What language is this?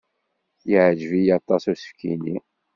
Kabyle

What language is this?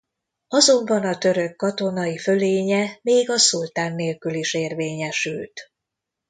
Hungarian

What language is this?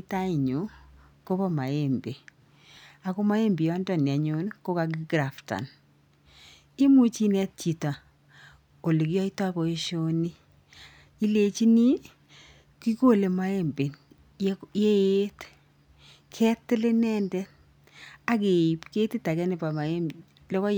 Kalenjin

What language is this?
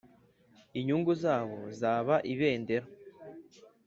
Kinyarwanda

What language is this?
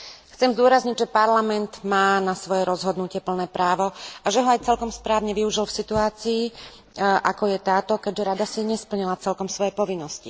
Slovak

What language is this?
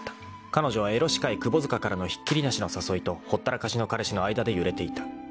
Japanese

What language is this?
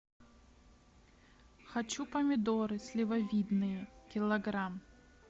Russian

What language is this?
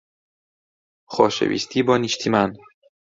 Central Kurdish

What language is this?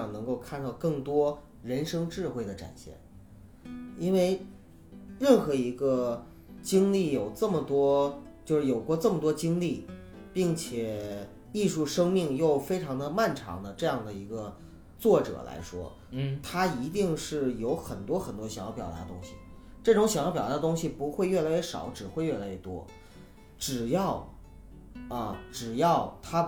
Chinese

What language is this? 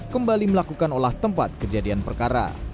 Indonesian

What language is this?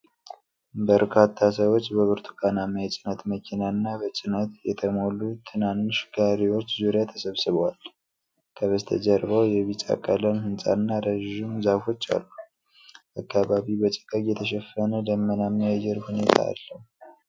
Amharic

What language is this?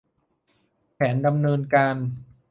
Thai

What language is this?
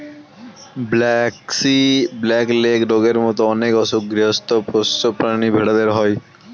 Bangla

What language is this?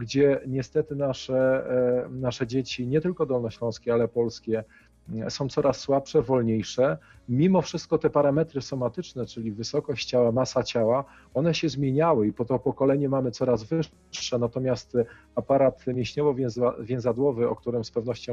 Polish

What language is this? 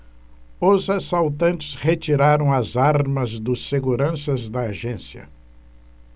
Portuguese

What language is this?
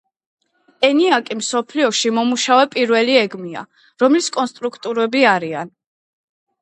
Georgian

